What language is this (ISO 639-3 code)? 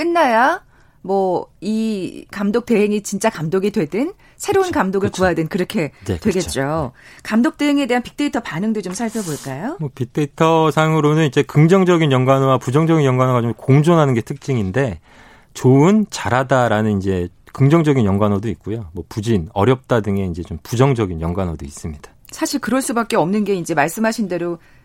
kor